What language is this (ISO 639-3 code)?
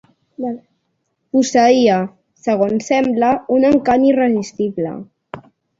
cat